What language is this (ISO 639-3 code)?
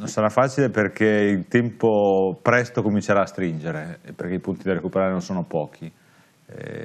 ita